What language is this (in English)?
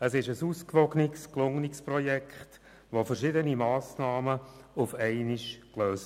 Swiss German